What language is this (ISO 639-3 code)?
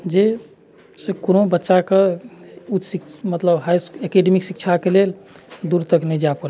mai